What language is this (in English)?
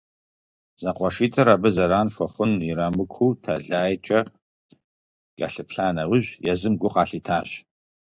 Kabardian